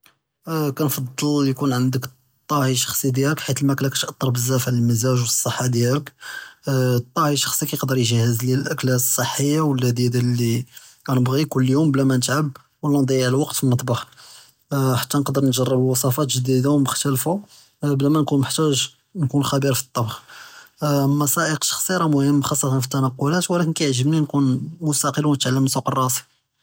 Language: Judeo-Arabic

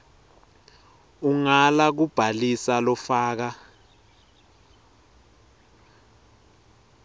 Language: Swati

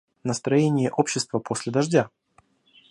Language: Russian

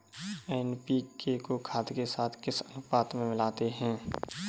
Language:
Hindi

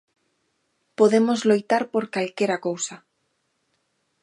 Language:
Galician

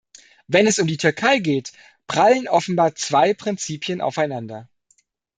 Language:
German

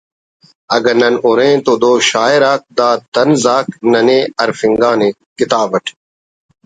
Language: Brahui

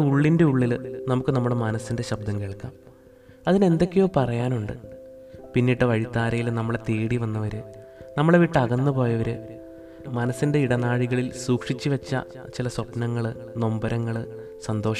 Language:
Malayalam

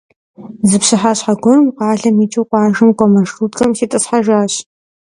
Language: Kabardian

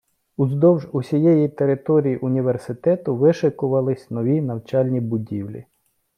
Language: Ukrainian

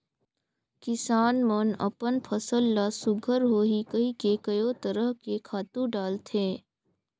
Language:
Chhattisgarhi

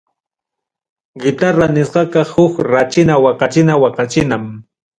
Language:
Ayacucho Quechua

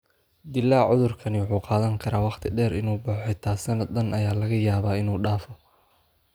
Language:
Somali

